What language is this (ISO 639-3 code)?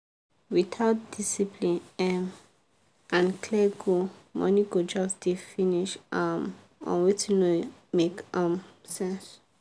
pcm